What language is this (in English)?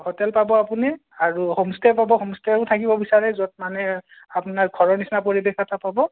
Assamese